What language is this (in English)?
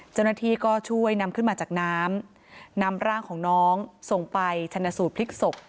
Thai